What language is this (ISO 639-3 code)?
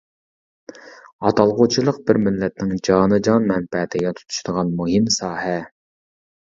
uig